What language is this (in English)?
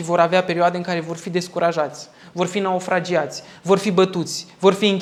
Romanian